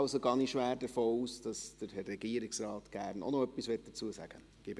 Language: Swiss German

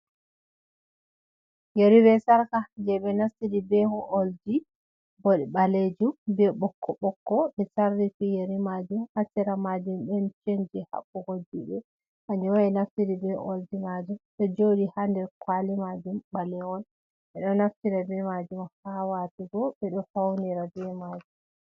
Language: Fula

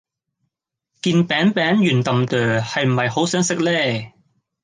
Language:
Cantonese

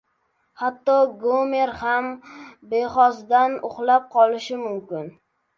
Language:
Uzbek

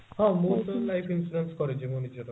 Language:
Odia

